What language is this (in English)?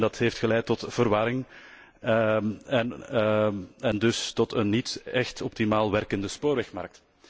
Dutch